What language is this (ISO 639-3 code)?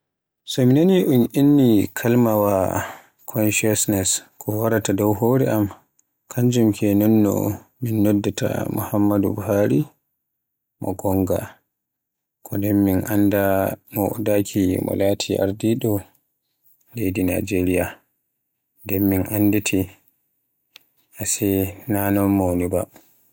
fue